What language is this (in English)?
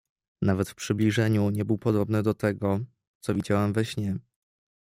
Polish